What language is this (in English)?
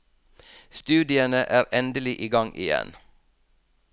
Norwegian